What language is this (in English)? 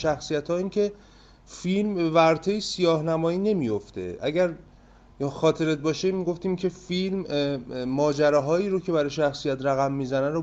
Persian